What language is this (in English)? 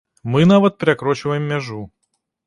Belarusian